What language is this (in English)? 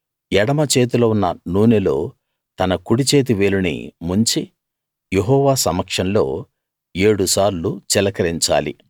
Telugu